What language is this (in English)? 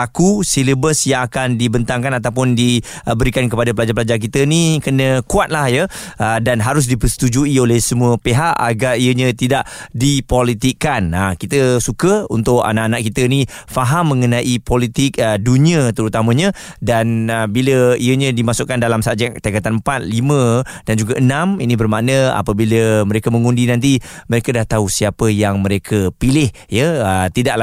Malay